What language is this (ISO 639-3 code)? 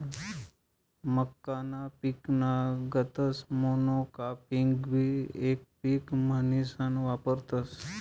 mar